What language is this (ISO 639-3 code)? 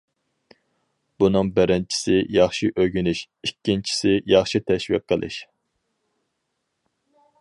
uig